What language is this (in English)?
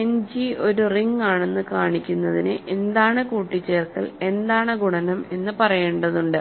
Malayalam